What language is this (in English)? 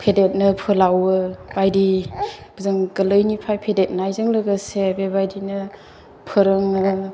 Bodo